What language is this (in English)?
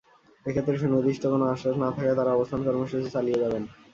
Bangla